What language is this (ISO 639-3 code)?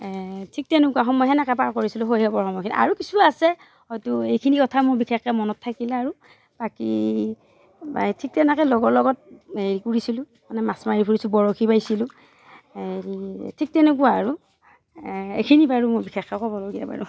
asm